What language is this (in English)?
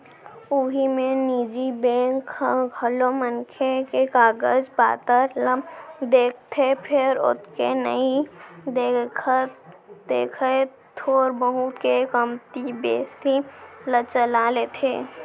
Chhattisgarhi